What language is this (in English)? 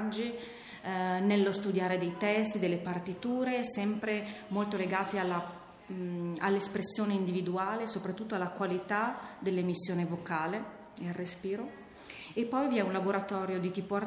Italian